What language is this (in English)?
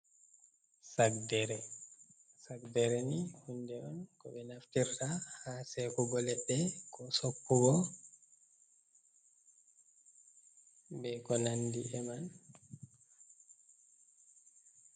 Fula